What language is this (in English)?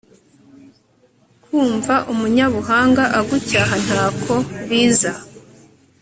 Kinyarwanda